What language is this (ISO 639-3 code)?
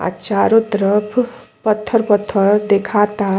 bho